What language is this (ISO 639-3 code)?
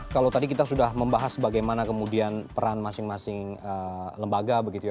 ind